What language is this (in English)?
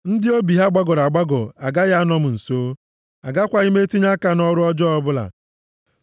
Igbo